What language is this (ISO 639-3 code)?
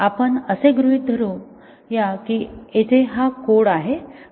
mar